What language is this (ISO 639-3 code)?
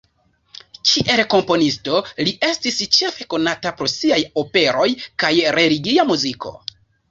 epo